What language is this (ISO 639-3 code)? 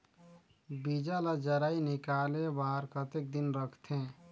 hne